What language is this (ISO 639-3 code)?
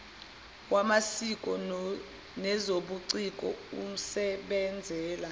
zul